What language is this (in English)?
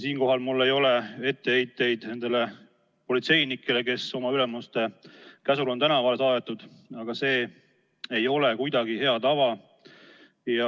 Estonian